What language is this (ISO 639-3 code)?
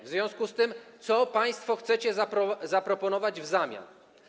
pol